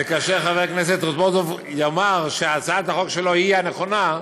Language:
Hebrew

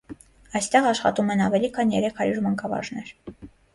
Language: Armenian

